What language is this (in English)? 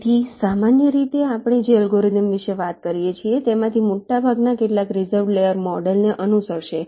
Gujarati